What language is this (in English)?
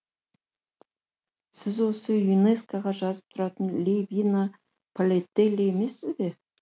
Kazakh